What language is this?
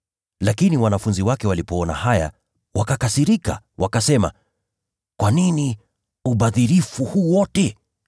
Swahili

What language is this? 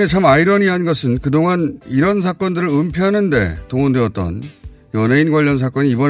Korean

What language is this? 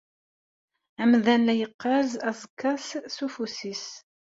Kabyle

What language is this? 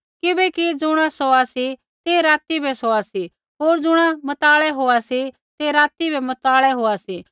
Kullu Pahari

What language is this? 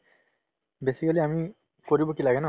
Assamese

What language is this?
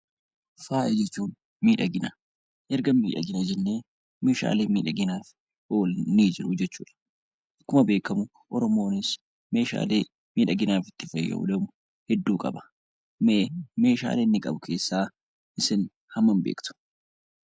Oromo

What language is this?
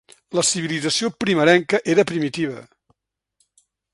Catalan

